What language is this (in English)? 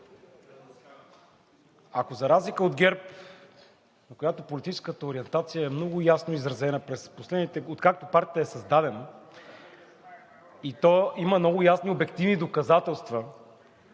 Bulgarian